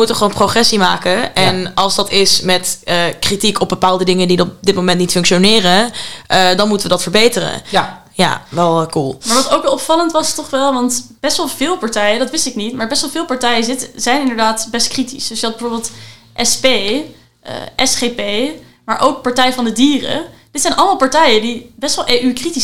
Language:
Dutch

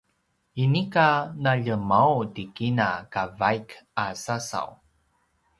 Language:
Paiwan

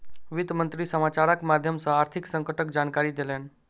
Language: Maithili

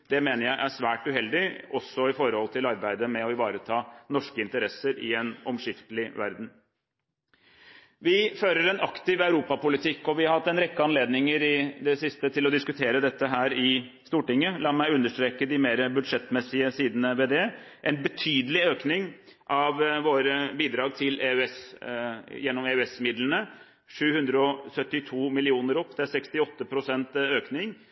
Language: Norwegian Bokmål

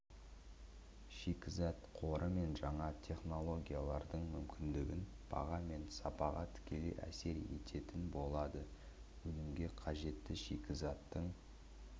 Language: Kazakh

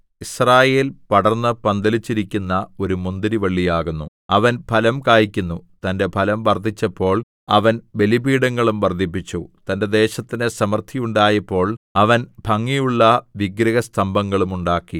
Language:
Malayalam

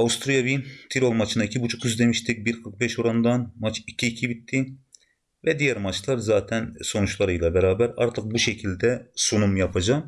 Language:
Turkish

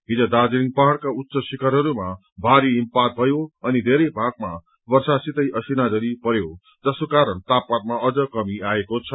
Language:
Nepali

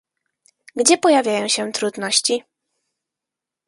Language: Polish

